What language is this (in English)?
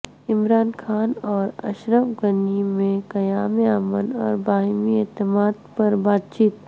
Urdu